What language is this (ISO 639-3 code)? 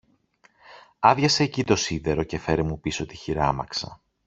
ell